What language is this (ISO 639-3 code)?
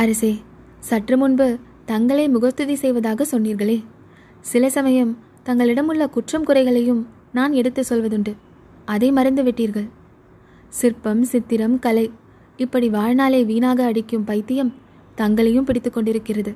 tam